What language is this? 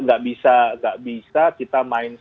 Indonesian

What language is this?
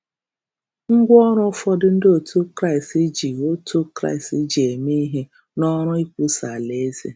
Igbo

